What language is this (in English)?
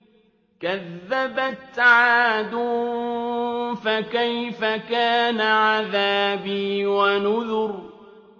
Arabic